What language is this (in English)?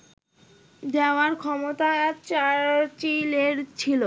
Bangla